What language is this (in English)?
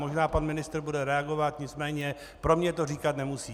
Czech